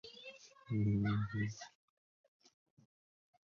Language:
Chinese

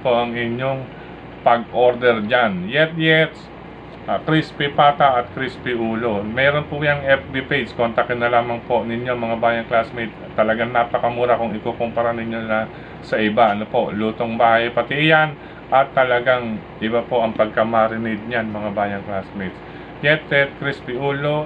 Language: Filipino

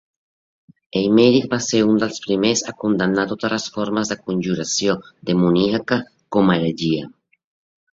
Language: Catalan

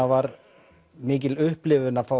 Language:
Icelandic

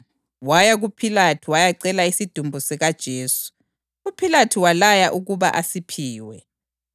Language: North Ndebele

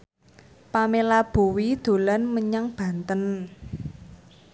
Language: Javanese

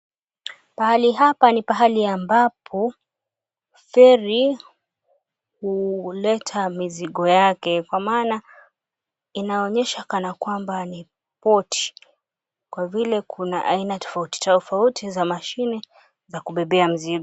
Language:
Swahili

